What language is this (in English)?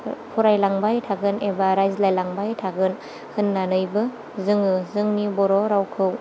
Bodo